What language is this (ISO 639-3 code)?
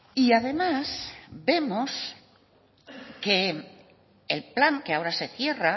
spa